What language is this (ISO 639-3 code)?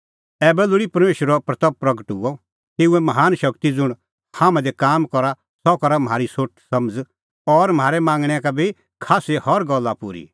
kfx